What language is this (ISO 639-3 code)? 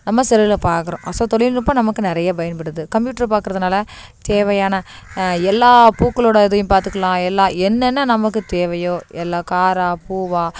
tam